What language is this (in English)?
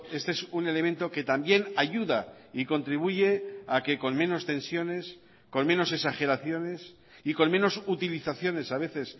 Spanish